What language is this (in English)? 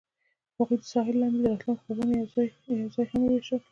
Pashto